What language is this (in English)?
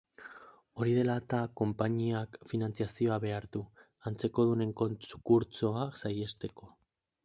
Basque